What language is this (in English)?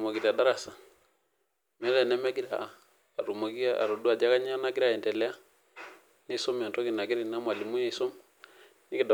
Masai